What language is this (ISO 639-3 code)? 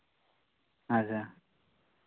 sat